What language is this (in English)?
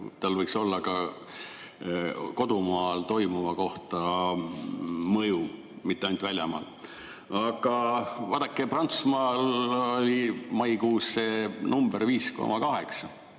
Estonian